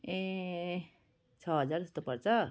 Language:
Nepali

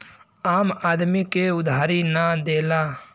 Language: Bhojpuri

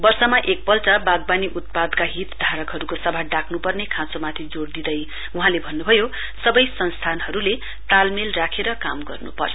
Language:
Nepali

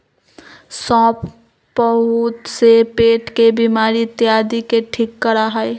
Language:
Magahi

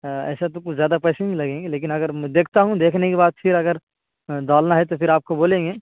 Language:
Urdu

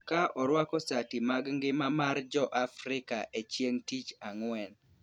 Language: Luo (Kenya and Tanzania)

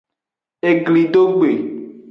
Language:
Aja (Benin)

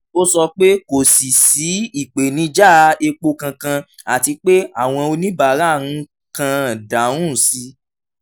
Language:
Yoruba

